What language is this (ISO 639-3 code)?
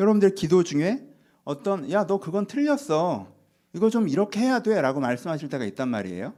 kor